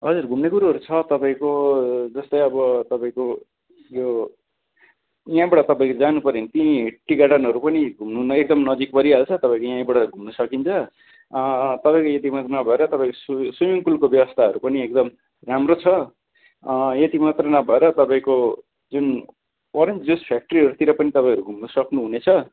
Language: Nepali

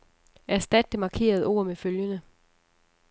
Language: Danish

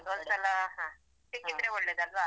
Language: Kannada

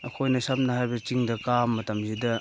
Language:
Manipuri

